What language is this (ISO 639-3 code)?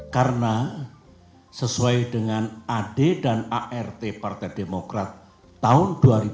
ind